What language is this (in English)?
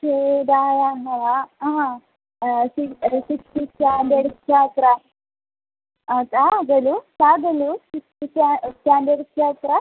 Sanskrit